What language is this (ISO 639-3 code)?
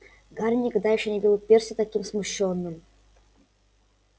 rus